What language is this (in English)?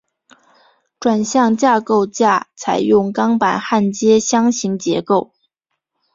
Chinese